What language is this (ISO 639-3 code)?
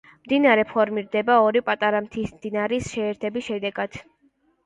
kat